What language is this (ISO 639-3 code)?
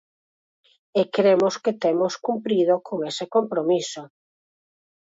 glg